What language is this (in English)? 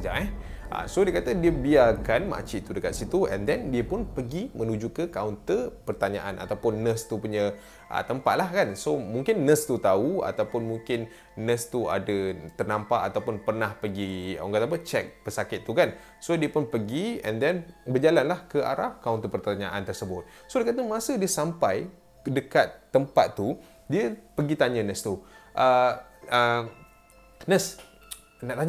Malay